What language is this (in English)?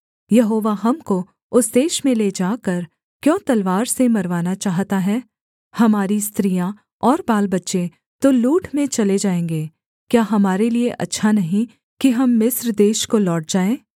Hindi